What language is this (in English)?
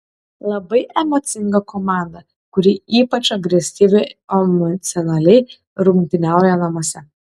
Lithuanian